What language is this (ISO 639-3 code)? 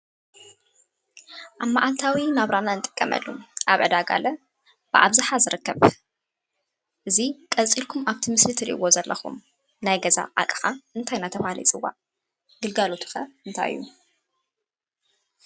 tir